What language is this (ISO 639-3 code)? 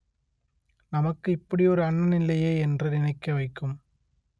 tam